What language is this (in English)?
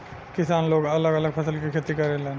Bhojpuri